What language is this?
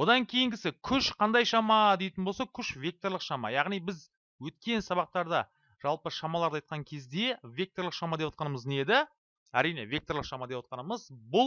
Turkish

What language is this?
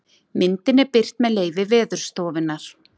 Icelandic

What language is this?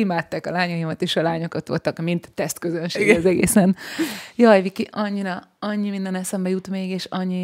Hungarian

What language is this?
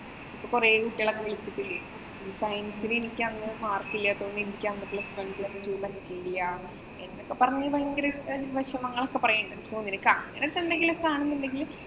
Malayalam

